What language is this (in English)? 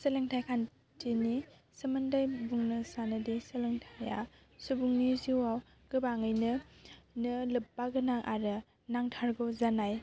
Bodo